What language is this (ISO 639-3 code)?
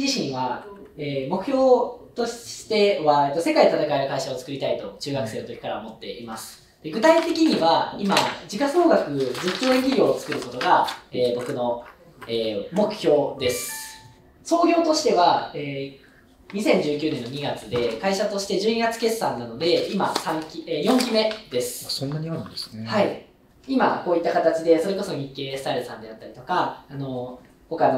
jpn